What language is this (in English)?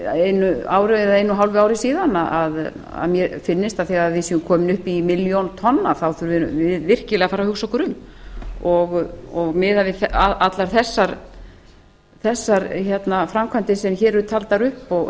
Icelandic